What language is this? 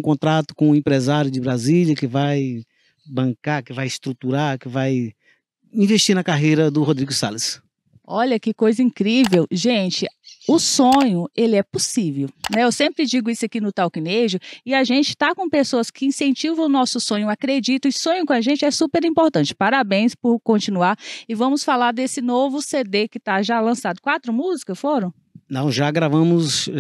Portuguese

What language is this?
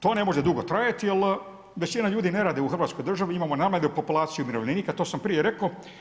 Croatian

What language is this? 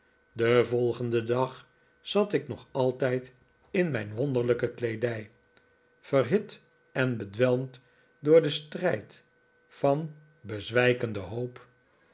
Dutch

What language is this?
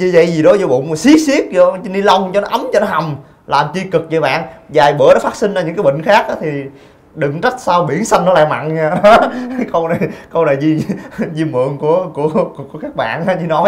Vietnamese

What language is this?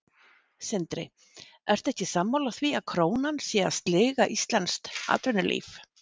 Icelandic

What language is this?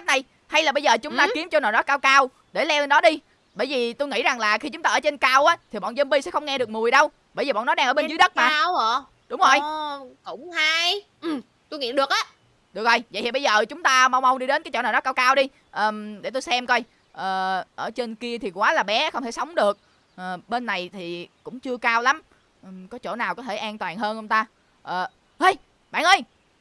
Vietnamese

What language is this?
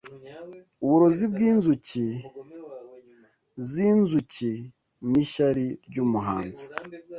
Kinyarwanda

